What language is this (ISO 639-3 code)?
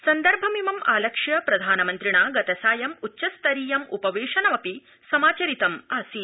san